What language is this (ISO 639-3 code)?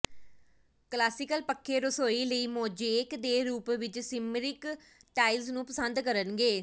pan